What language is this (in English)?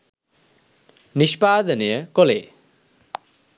Sinhala